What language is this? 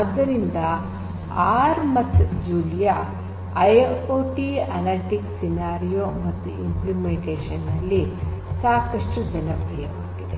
Kannada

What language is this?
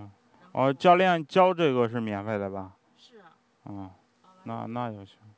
Chinese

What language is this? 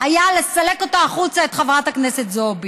Hebrew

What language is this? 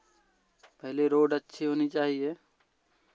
Hindi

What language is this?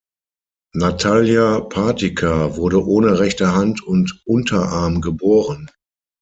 German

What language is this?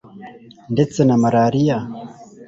Kinyarwanda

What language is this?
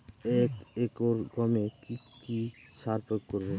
Bangla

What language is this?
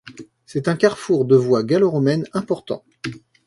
French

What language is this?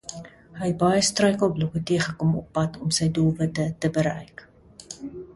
Afrikaans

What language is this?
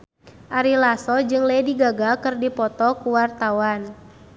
Sundanese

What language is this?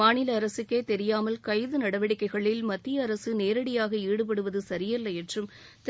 Tamil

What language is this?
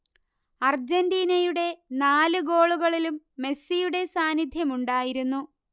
Malayalam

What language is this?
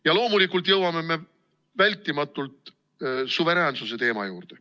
Estonian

